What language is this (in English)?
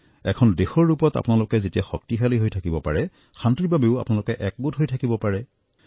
Assamese